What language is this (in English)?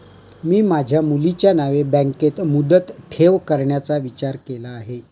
Marathi